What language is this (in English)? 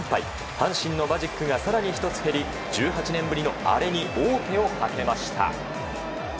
Japanese